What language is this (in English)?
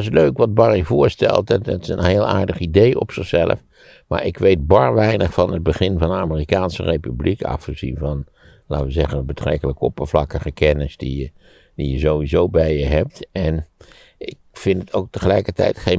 Dutch